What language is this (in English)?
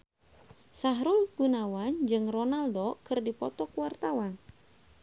Sundanese